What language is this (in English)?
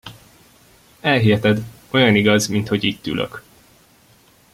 Hungarian